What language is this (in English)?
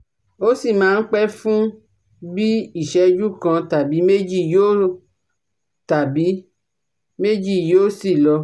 Yoruba